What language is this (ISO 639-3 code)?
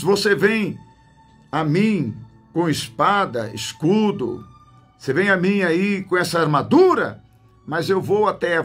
por